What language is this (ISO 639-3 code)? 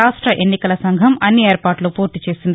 tel